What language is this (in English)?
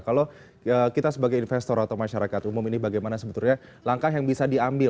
Indonesian